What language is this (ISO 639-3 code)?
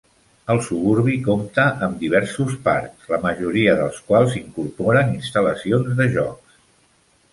cat